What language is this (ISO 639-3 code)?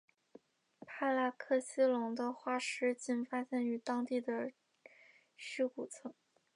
zho